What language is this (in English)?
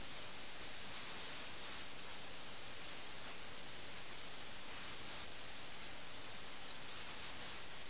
Malayalam